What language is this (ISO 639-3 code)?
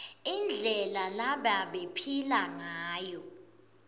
ssw